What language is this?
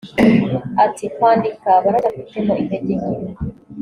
Kinyarwanda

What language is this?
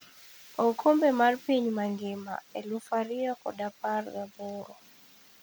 Luo (Kenya and Tanzania)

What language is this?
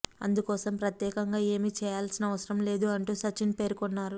Telugu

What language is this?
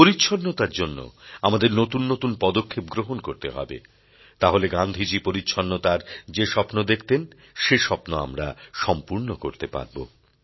Bangla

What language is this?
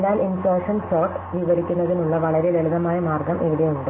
Malayalam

